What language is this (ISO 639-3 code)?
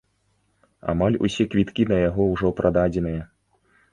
bel